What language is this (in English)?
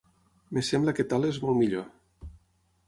Catalan